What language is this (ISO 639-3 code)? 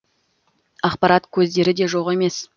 kaz